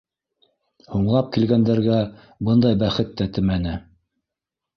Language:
Bashkir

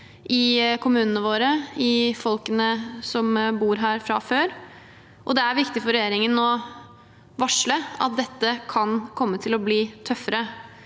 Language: Norwegian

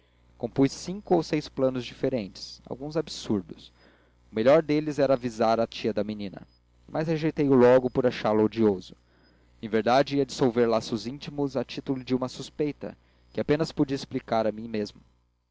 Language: Portuguese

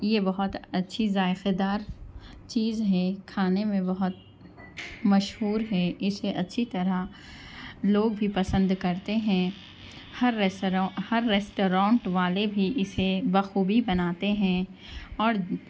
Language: Urdu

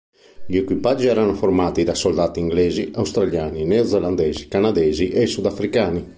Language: Italian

